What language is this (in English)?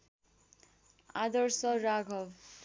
Nepali